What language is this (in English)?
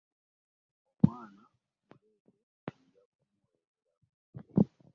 Ganda